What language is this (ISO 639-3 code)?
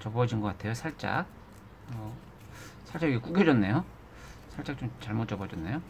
kor